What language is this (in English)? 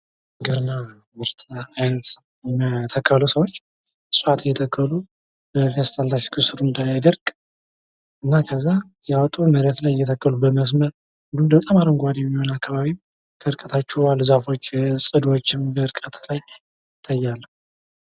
Amharic